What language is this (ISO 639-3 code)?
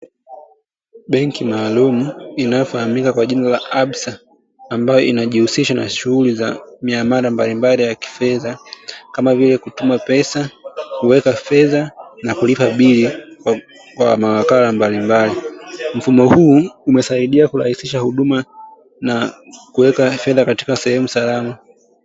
swa